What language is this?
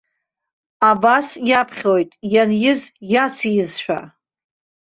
Abkhazian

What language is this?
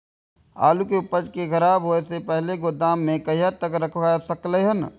Maithili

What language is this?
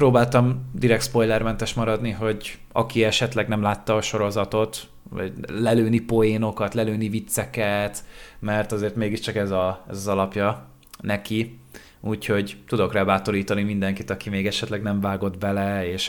Hungarian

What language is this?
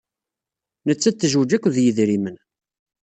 Kabyle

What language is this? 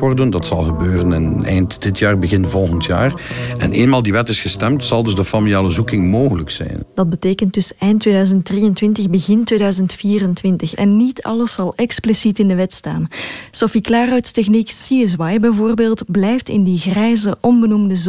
Dutch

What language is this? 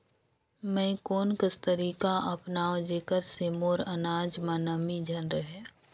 Chhattisgarhi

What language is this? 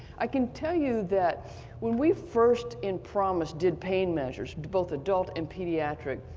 English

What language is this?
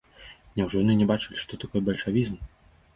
Belarusian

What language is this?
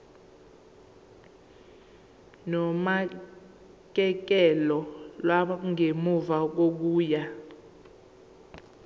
Zulu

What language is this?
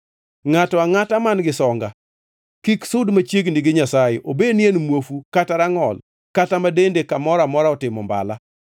Luo (Kenya and Tanzania)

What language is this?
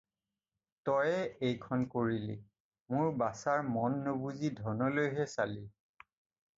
Assamese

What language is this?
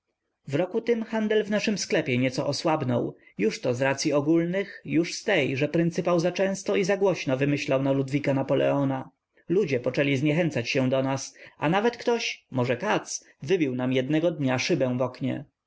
Polish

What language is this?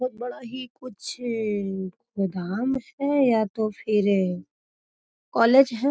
Magahi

